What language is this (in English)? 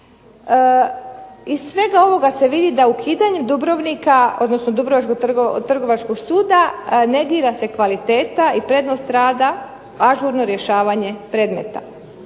Croatian